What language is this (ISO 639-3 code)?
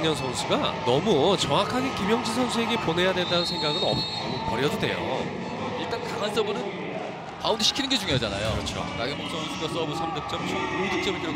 kor